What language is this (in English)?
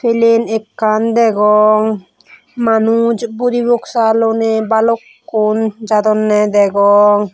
Chakma